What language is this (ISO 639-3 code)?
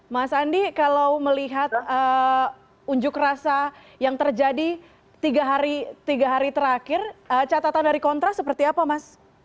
ind